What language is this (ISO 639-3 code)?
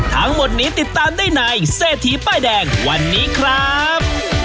tha